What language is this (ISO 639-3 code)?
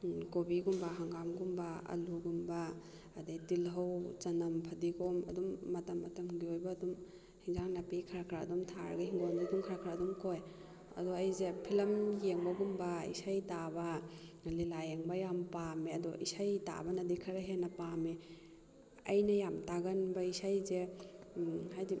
mni